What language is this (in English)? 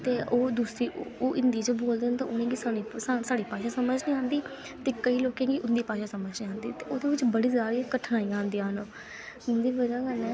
Dogri